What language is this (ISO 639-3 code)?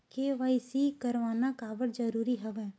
hne